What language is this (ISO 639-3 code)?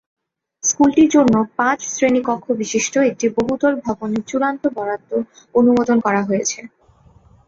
ben